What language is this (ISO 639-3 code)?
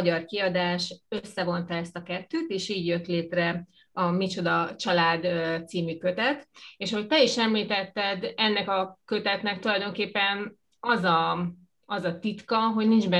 hun